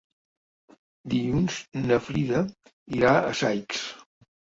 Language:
Catalan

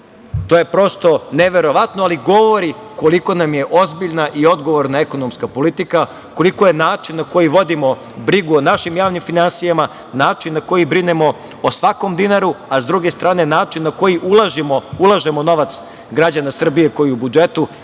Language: Serbian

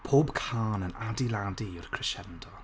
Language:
Welsh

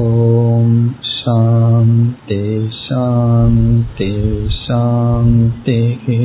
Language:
Tamil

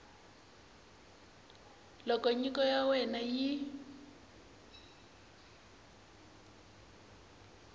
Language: Tsonga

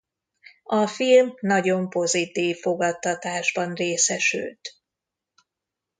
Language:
Hungarian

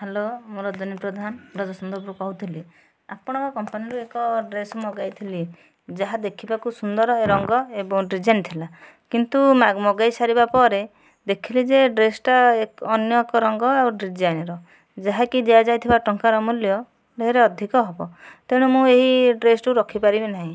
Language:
Odia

